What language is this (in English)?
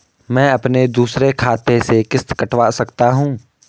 Hindi